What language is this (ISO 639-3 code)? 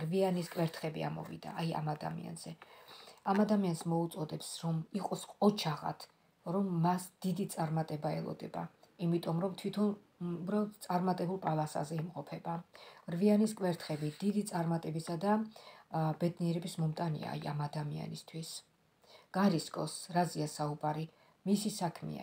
ron